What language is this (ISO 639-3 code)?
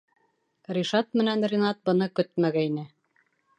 bak